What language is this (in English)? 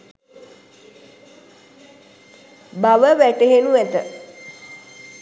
Sinhala